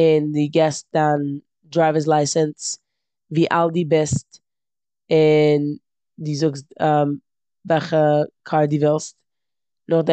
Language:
Yiddish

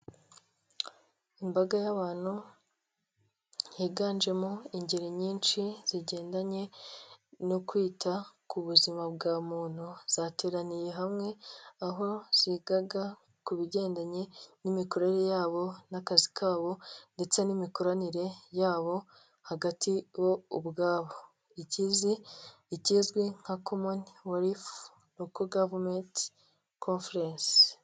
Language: Kinyarwanda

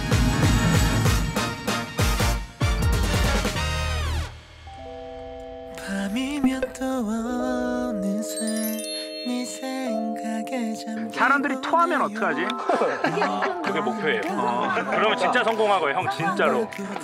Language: Korean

